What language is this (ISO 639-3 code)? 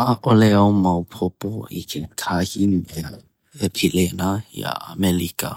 haw